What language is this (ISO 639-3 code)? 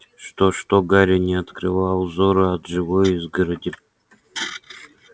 rus